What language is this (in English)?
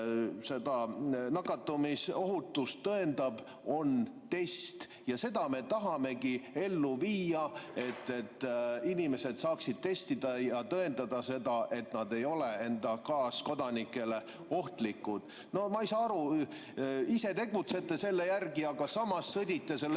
Estonian